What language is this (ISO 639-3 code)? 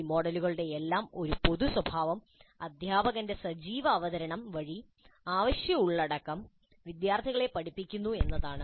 mal